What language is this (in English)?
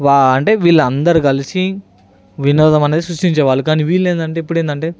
Telugu